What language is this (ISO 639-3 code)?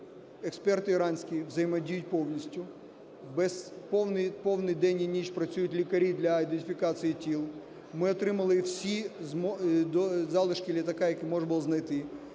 ukr